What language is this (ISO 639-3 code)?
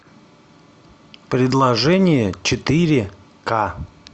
rus